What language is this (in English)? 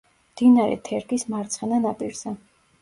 Georgian